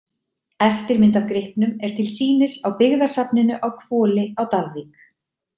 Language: Icelandic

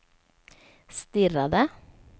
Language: Swedish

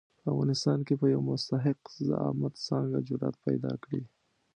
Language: Pashto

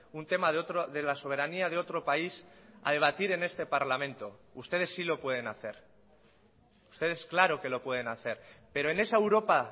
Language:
Spanish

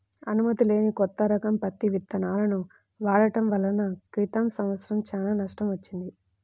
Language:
Telugu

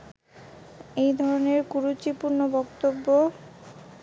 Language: Bangla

